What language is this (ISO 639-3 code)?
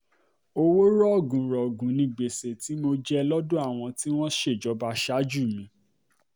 yor